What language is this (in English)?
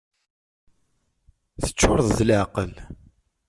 Kabyle